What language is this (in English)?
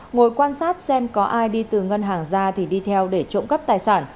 Vietnamese